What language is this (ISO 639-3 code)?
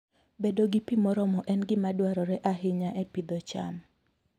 luo